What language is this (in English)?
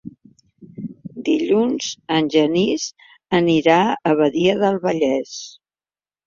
Catalan